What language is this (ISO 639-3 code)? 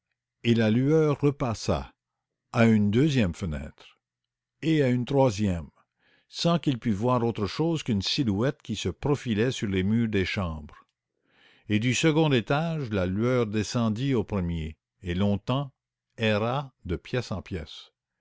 fra